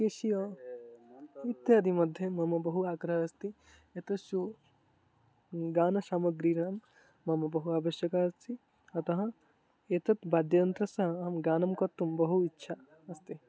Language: Sanskrit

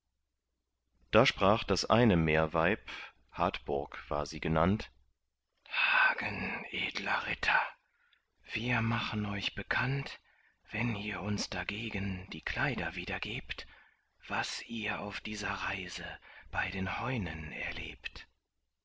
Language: German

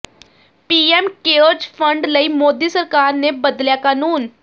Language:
Punjabi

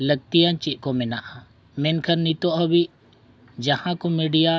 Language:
Santali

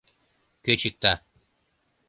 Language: Mari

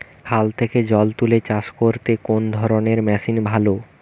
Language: Bangla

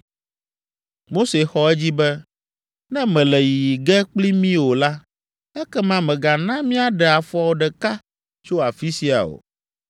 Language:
Ewe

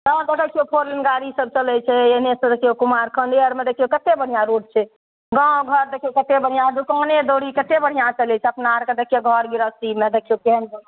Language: Maithili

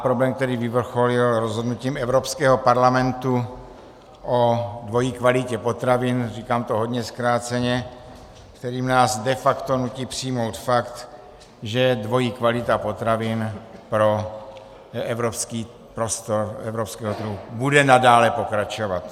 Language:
Czech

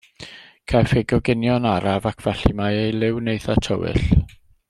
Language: Welsh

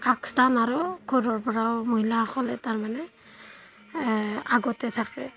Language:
Assamese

